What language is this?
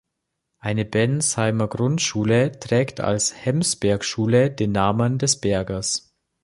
German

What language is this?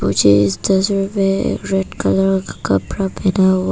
Hindi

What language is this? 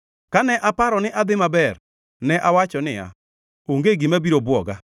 Luo (Kenya and Tanzania)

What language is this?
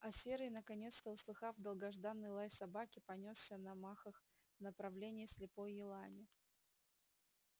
Russian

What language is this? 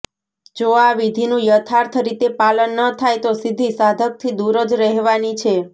Gujarati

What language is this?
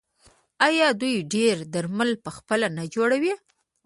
Pashto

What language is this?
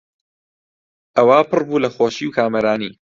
Central Kurdish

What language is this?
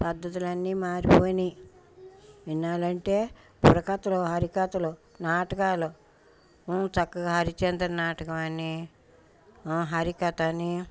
Telugu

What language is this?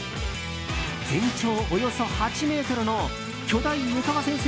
Japanese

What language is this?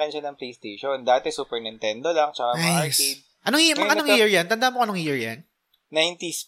Filipino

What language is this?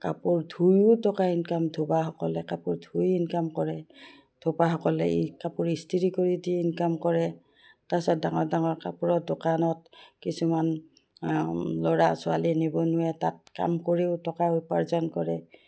Assamese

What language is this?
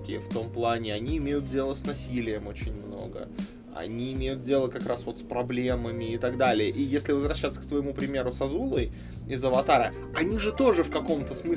Russian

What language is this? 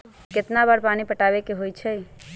Magahi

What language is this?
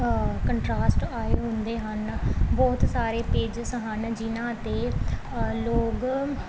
Punjabi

